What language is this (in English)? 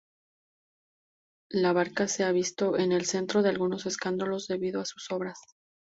Spanish